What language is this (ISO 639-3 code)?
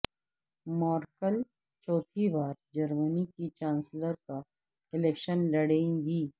urd